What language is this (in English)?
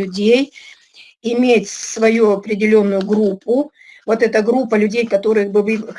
Russian